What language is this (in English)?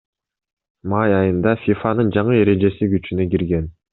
Kyrgyz